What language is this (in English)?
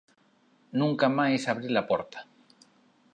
Galician